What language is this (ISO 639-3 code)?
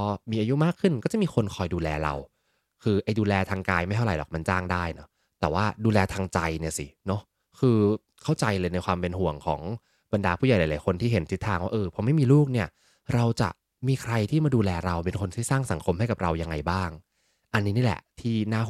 tha